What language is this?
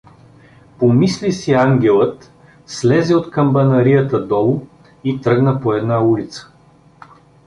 Bulgarian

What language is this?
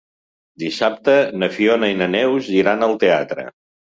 Catalan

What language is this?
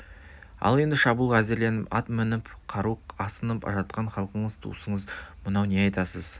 Kazakh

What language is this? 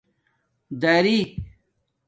Domaaki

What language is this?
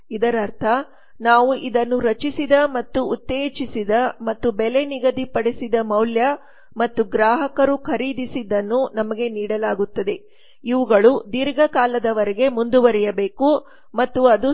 Kannada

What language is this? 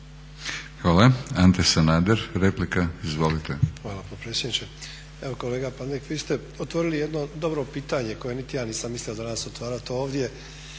Croatian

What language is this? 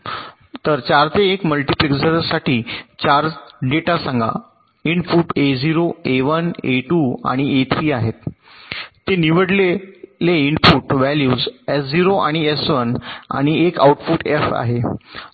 Marathi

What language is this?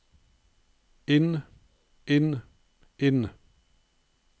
Norwegian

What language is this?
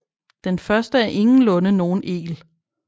Danish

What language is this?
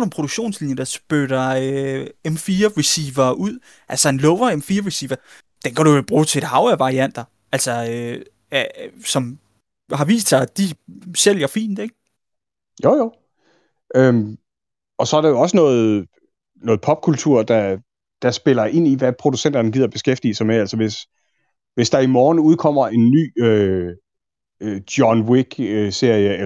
Danish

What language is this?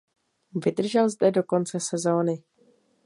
Czech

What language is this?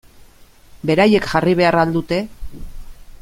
Basque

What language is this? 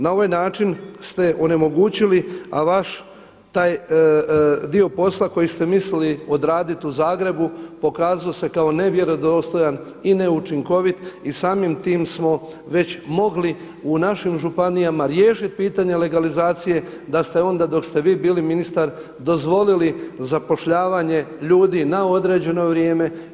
Croatian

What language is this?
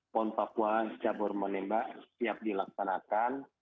Indonesian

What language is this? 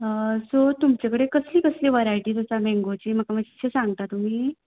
Konkani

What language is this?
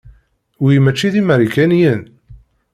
Kabyle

